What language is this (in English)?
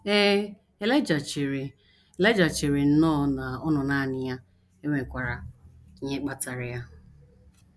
Igbo